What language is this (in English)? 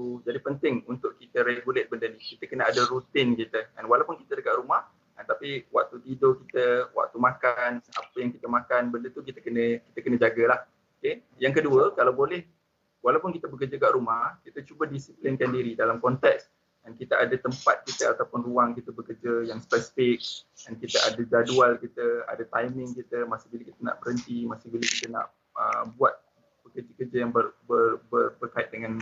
Malay